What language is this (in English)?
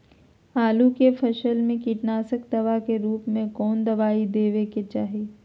Magahi